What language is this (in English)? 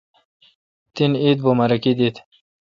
Kalkoti